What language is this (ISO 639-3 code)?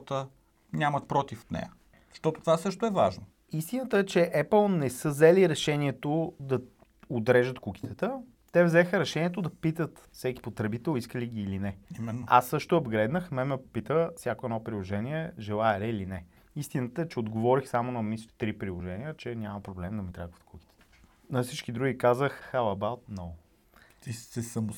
bul